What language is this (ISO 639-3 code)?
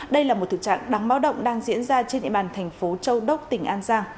vie